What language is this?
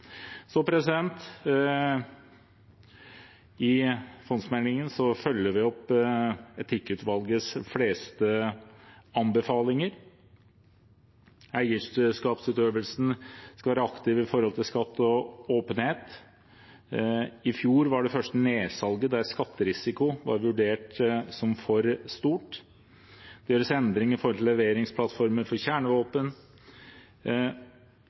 Norwegian Bokmål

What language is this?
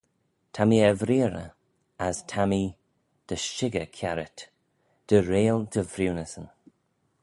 Manx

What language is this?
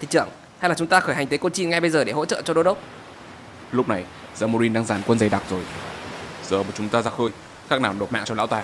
Vietnamese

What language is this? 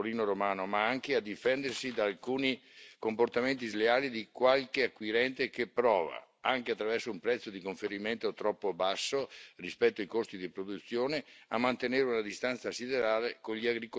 Italian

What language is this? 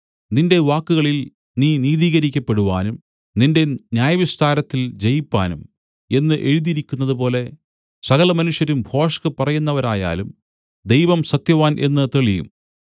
Malayalam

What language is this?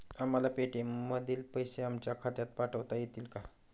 Marathi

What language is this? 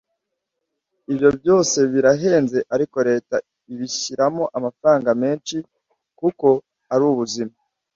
Kinyarwanda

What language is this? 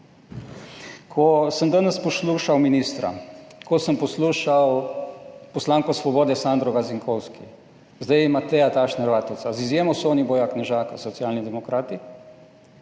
Slovenian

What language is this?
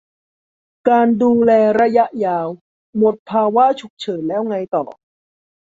Thai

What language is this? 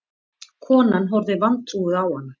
Icelandic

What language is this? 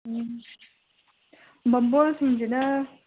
Manipuri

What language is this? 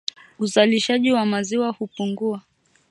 Swahili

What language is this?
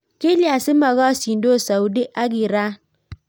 Kalenjin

